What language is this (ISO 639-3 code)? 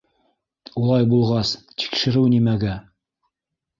bak